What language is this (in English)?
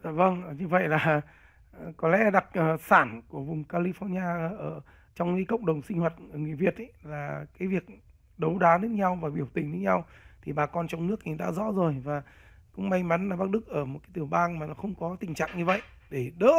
Vietnamese